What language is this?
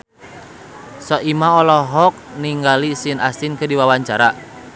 Sundanese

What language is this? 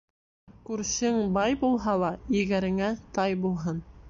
Bashkir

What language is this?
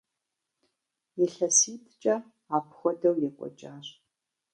Kabardian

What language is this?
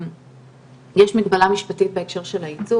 Hebrew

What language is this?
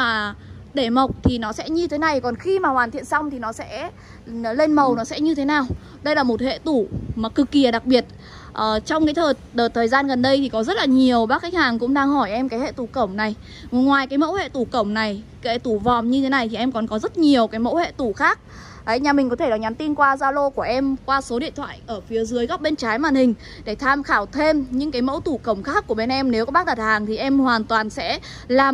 Vietnamese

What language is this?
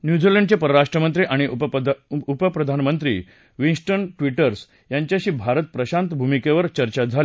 Marathi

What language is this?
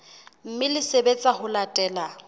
Southern Sotho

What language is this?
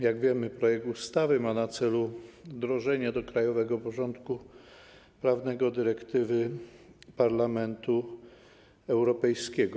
Polish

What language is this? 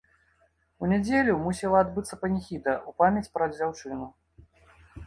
Belarusian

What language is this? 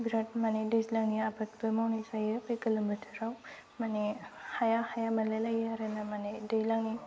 Bodo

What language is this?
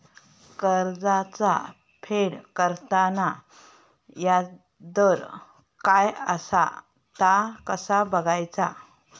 Marathi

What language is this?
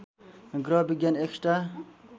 Nepali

